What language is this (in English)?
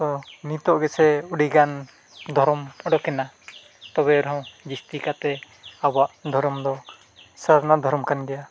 Santali